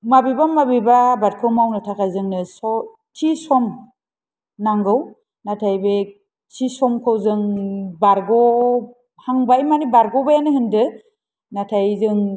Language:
Bodo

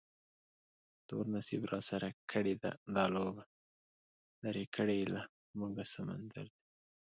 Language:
Pashto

